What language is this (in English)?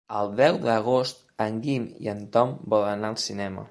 Catalan